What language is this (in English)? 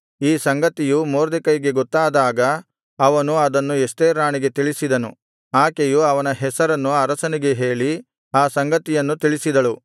Kannada